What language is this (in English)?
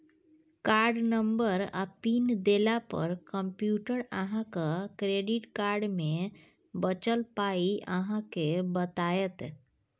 Maithili